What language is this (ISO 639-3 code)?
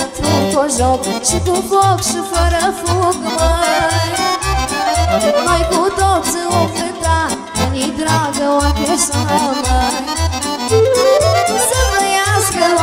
ron